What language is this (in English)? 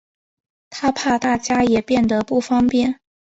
Chinese